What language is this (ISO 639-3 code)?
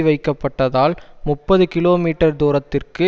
tam